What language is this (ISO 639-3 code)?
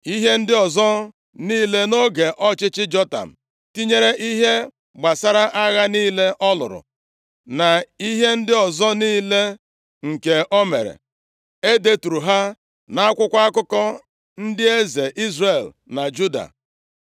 ibo